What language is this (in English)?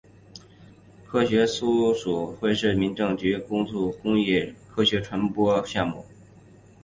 Chinese